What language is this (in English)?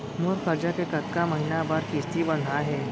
Chhattisgarhi